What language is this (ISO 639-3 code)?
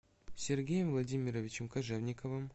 rus